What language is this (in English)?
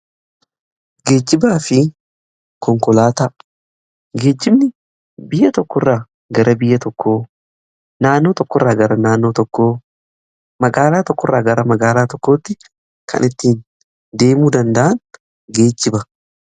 Oromo